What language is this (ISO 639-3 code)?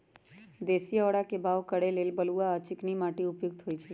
mag